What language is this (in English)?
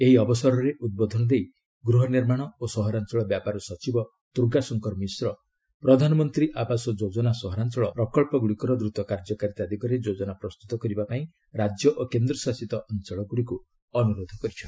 Odia